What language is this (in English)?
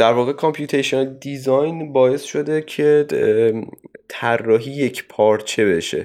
Persian